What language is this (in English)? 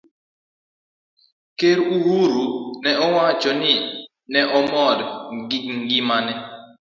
Luo (Kenya and Tanzania)